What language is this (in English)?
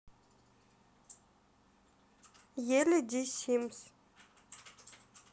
Russian